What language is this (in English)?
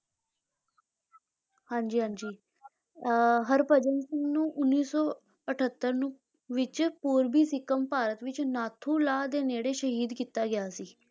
Punjabi